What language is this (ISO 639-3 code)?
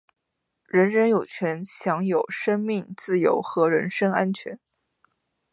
zho